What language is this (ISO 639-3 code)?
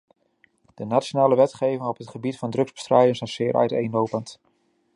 nld